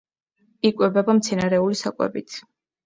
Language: Georgian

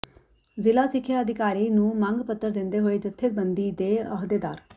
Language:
Punjabi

